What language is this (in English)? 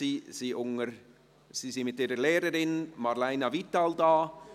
Swiss German